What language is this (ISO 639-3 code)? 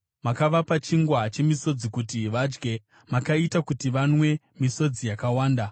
sna